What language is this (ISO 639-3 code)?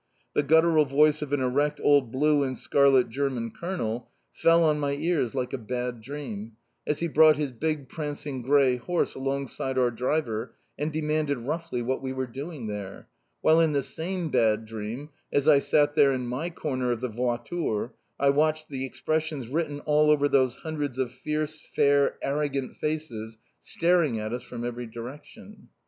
eng